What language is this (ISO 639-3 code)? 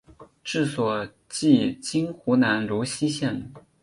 zho